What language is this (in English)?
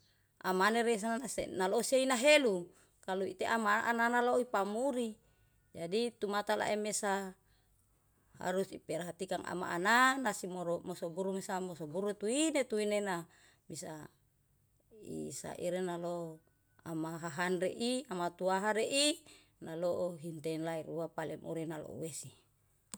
Yalahatan